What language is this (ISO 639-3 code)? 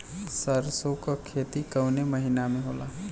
bho